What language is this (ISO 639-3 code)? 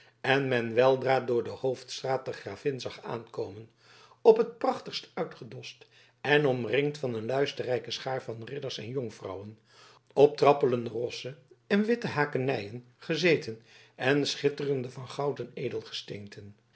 nld